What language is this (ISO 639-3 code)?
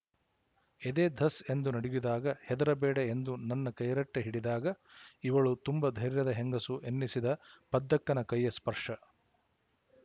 kan